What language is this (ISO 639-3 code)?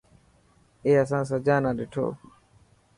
mki